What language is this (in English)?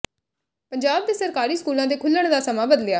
Punjabi